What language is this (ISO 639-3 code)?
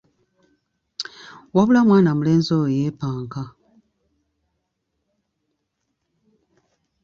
lug